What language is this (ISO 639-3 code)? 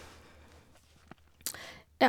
nor